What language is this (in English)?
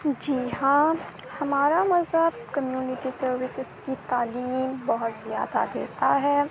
Urdu